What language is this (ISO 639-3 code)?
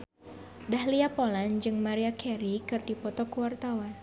sun